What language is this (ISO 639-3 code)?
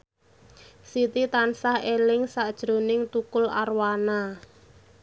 jav